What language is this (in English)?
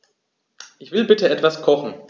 German